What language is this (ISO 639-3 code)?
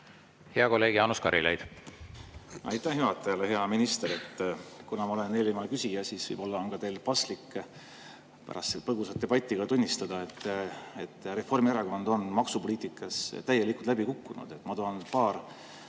est